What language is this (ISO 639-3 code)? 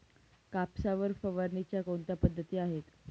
mar